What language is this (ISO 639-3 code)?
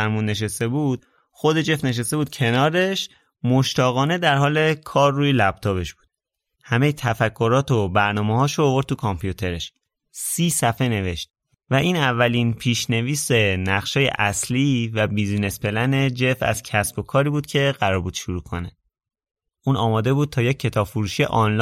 fas